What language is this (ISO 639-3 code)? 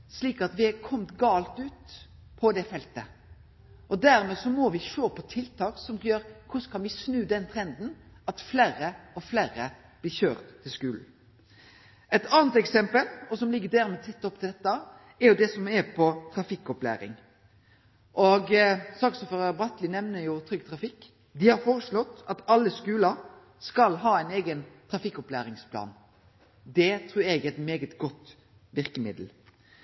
nno